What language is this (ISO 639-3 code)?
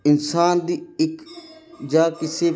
pan